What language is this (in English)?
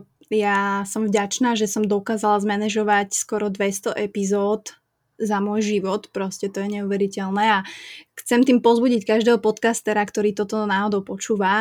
Czech